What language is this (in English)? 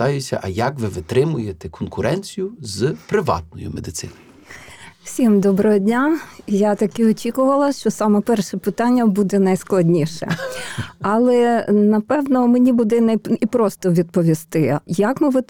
Ukrainian